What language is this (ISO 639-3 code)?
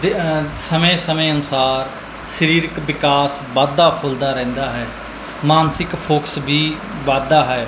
pan